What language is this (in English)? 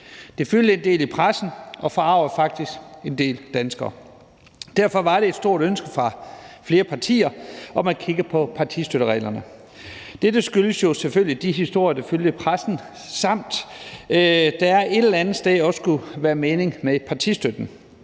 Danish